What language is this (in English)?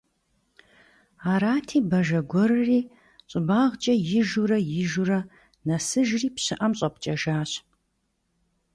Kabardian